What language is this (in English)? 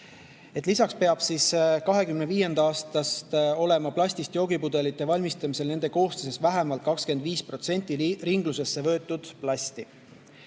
Estonian